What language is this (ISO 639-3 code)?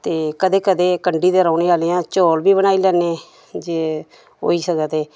doi